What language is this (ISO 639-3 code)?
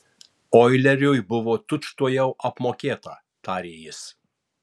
lit